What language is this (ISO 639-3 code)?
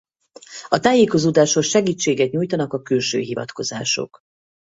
hun